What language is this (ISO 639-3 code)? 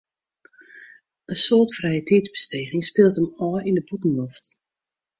fry